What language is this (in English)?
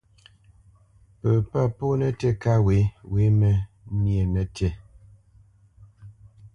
Bamenyam